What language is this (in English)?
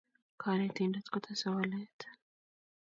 Kalenjin